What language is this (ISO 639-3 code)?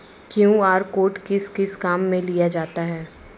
hin